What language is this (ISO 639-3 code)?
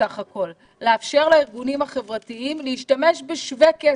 heb